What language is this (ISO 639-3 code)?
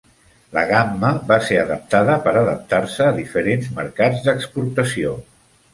cat